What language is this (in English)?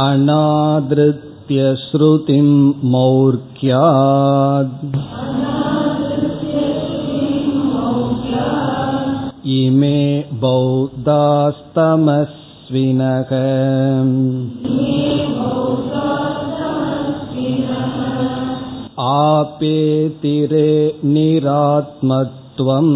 Tamil